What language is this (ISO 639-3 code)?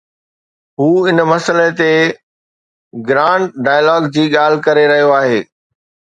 snd